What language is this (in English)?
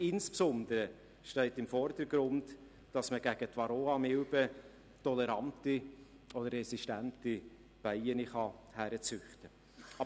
Swiss German